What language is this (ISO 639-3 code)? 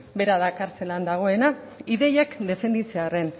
eus